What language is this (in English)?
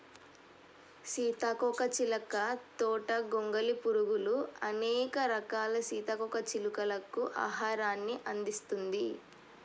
Telugu